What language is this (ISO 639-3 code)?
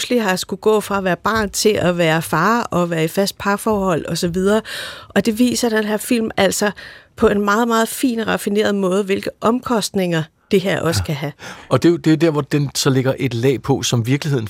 dan